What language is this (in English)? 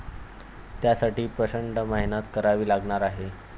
Marathi